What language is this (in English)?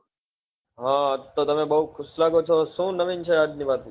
Gujarati